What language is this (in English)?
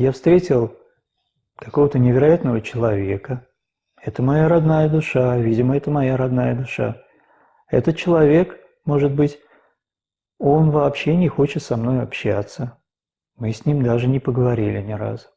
Italian